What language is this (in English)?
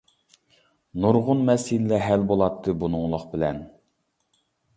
Uyghur